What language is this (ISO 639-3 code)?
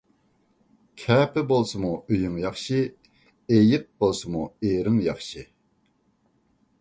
uig